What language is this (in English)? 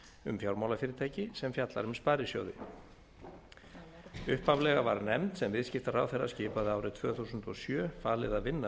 Icelandic